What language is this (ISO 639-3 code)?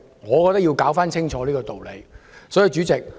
yue